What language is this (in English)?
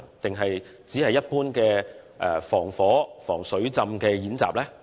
Cantonese